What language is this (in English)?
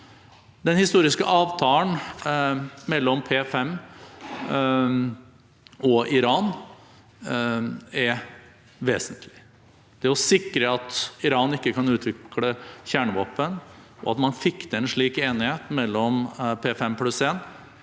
Norwegian